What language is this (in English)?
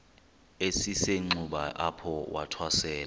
Xhosa